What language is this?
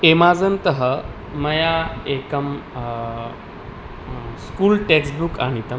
Sanskrit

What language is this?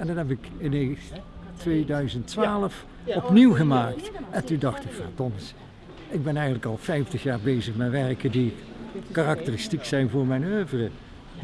Dutch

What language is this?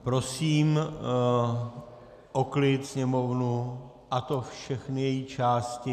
Czech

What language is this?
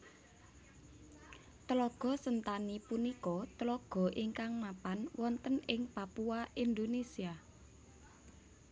Javanese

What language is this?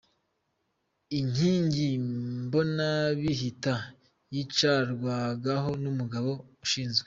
Kinyarwanda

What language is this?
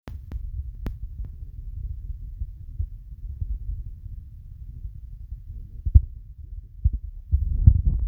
Masai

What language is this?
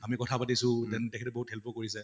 Assamese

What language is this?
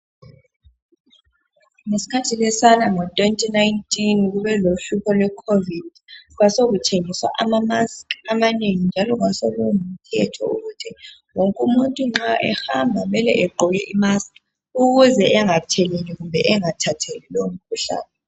North Ndebele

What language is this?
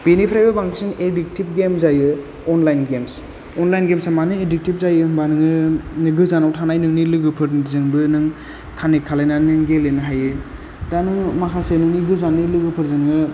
Bodo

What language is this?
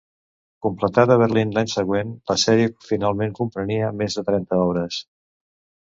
Catalan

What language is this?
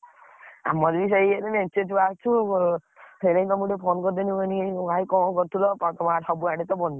Odia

